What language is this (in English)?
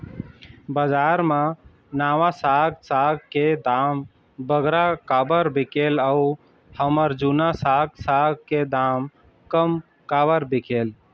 Chhattisgarhi